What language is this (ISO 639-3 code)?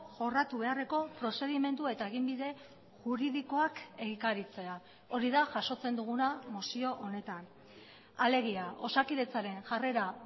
eus